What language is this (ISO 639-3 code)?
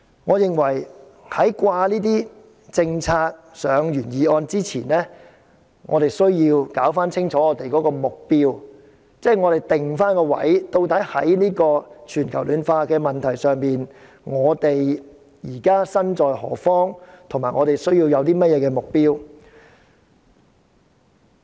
yue